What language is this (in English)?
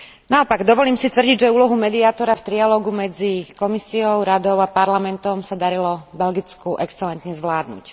Slovak